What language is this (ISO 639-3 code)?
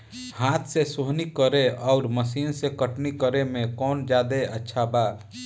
bho